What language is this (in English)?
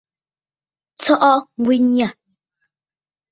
Bafut